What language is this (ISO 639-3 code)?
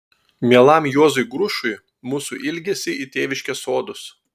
lit